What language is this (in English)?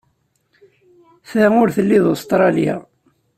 Kabyle